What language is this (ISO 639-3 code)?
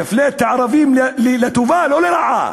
heb